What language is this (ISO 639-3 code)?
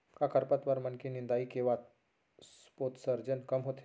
hne